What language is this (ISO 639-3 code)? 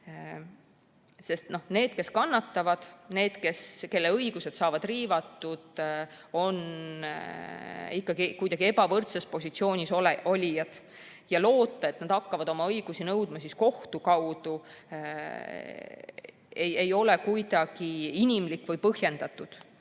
est